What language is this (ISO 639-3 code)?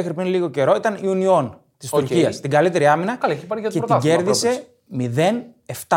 ell